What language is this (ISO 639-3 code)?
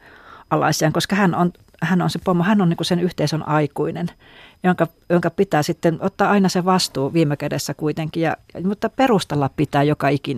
fin